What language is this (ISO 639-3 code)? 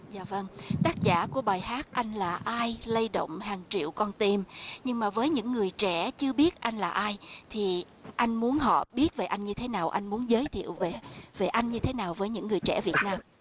vie